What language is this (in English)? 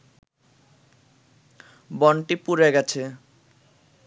Bangla